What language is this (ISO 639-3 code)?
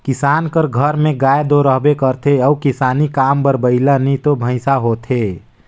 hne